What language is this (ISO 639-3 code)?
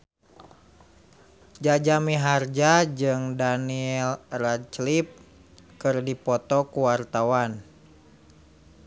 sun